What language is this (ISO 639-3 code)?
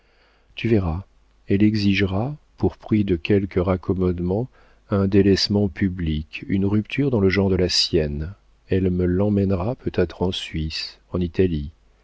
fra